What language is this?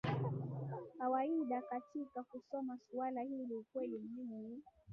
Swahili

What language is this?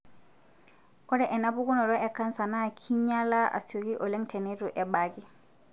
Masai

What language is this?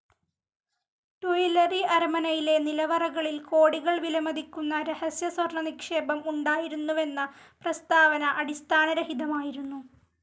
Malayalam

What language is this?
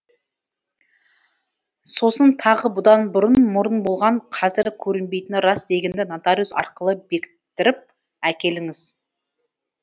Kazakh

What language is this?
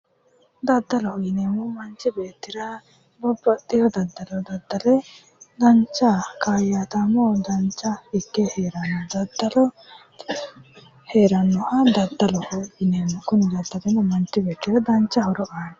Sidamo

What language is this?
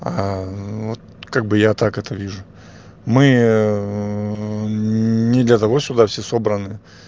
Russian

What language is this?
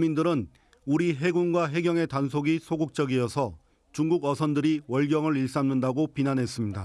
Korean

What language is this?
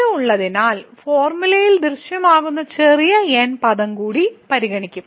Malayalam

